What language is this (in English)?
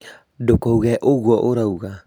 Kikuyu